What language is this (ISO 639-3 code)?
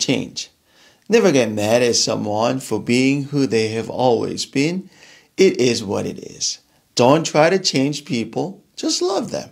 eng